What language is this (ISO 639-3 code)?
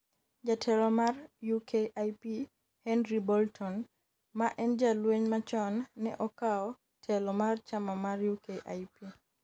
luo